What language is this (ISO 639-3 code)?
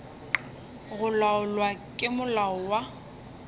nso